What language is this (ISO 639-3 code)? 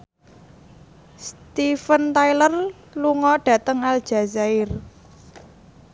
jav